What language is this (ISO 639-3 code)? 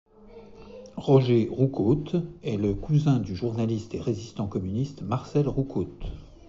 fra